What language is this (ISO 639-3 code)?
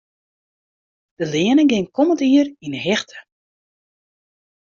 fry